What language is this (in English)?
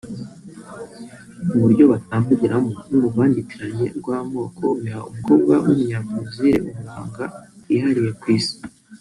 Kinyarwanda